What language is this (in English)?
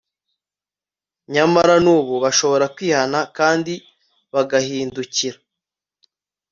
Kinyarwanda